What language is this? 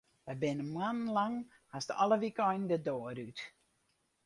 Western Frisian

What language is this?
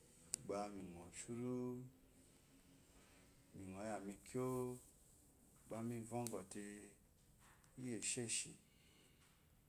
Eloyi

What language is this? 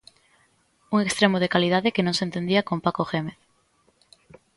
Galician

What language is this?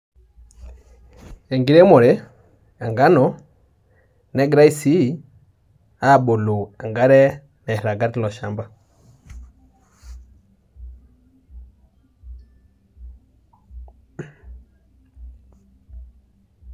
Masai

